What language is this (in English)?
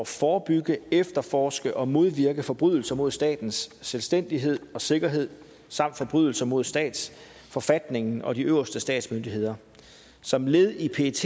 Danish